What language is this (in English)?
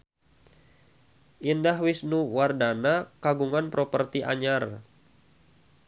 Sundanese